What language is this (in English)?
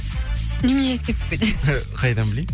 Kazakh